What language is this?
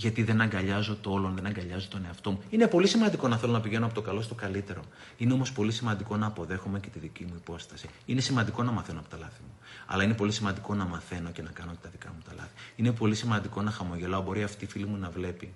Greek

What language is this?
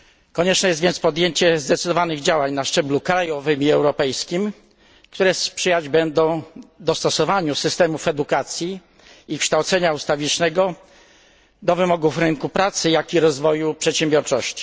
Polish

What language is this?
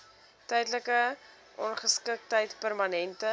Afrikaans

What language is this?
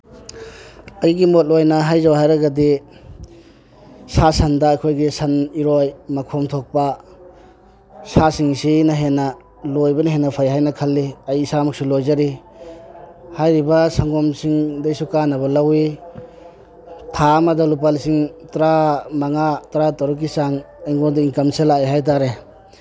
Manipuri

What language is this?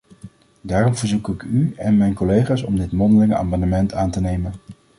Dutch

